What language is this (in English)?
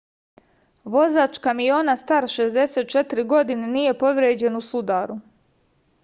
Serbian